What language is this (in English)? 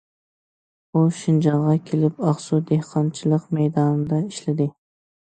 Uyghur